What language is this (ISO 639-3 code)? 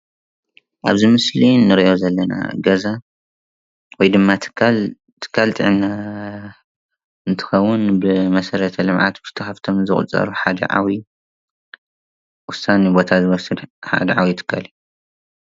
tir